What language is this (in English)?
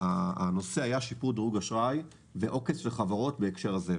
Hebrew